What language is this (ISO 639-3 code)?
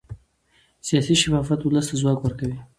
pus